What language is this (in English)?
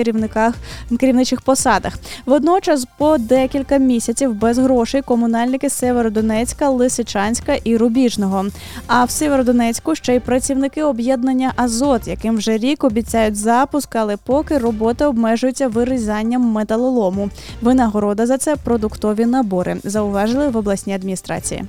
Ukrainian